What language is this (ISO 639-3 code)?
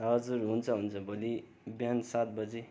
nep